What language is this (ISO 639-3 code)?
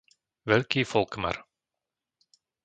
slk